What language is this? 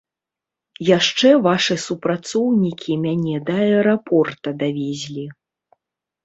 Belarusian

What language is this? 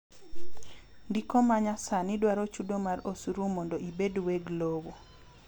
Luo (Kenya and Tanzania)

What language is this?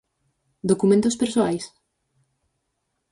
Galician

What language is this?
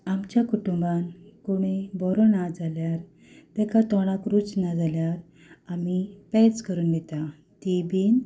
Konkani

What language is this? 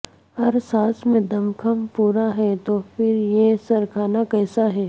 Urdu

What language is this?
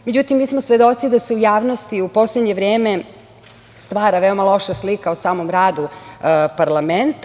Serbian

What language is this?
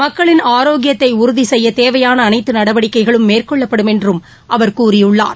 Tamil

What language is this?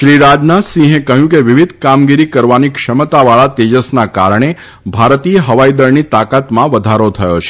Gujarati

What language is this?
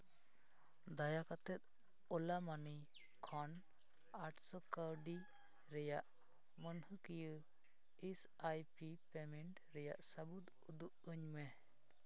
Santali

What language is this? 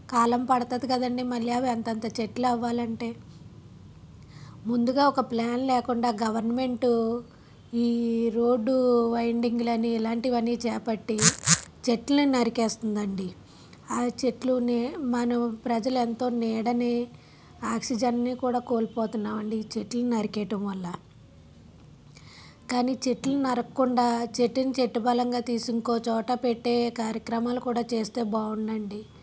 Telugu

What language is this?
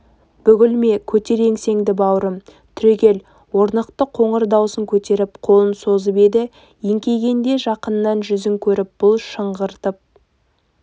Kazakh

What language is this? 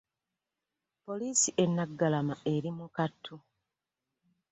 Ganda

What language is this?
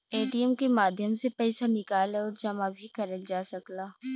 Bhojpuri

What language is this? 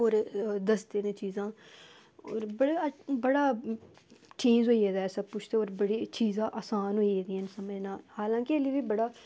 Dogri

